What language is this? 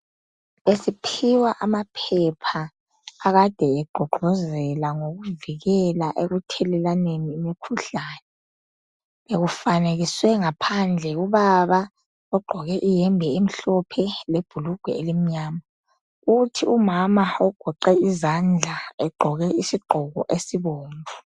North Ndebele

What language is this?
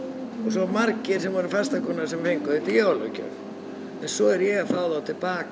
Icelandic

